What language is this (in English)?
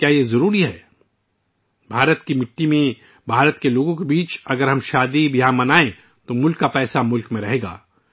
Urdu